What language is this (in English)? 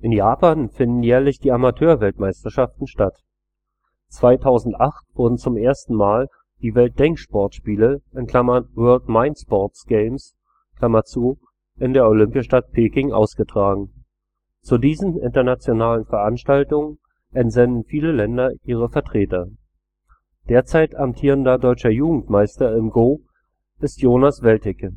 German